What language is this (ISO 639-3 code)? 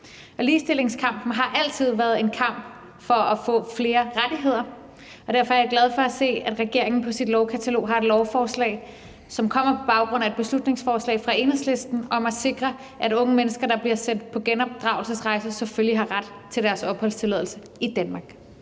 dan